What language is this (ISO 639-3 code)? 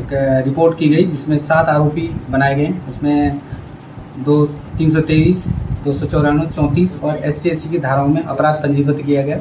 hin